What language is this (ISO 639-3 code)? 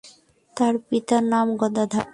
ben